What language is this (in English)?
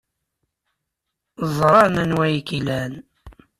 Kabyle